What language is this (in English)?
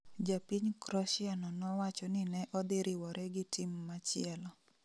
Luo (Kenya and Tanzania)